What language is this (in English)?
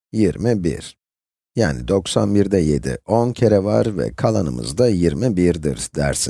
Turkish